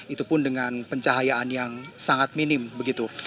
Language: Indonesian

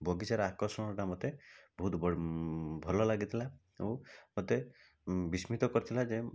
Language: Odia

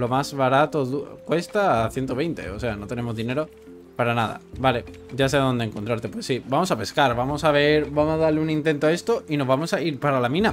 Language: Spanish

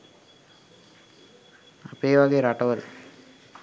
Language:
Sinhala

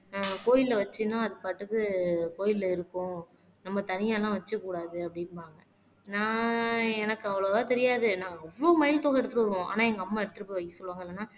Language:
Tamil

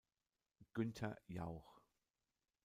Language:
German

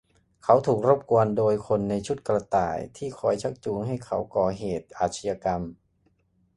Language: Thai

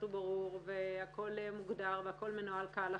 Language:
Hebrew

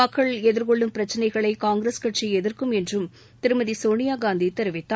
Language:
Tamil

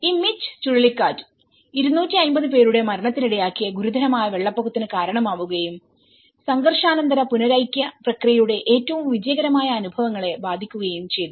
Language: Malayalam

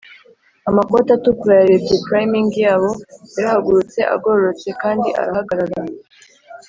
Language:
Kinyarwanda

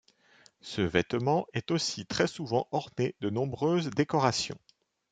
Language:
French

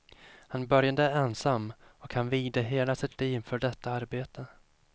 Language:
Swedish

